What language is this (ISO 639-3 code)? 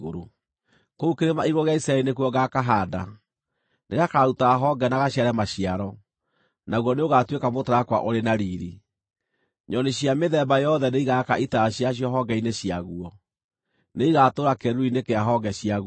kik